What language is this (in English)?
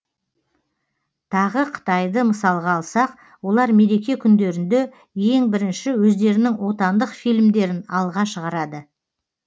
Kazakh